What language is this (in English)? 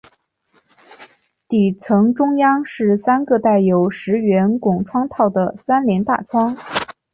Chinese